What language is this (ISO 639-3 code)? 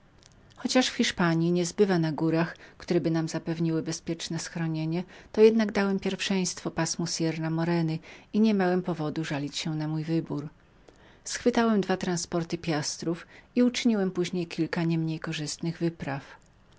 pol